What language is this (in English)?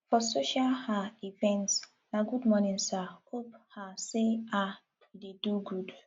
Nigerian Pidgin